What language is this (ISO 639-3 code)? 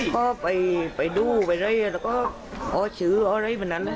tha